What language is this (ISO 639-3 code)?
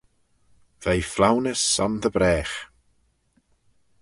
glv